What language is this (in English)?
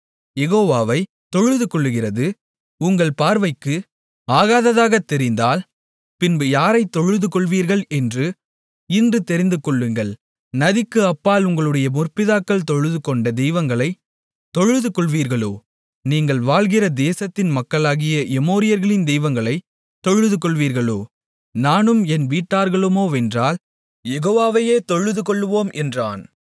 Tamil